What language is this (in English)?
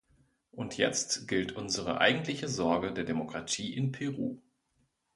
German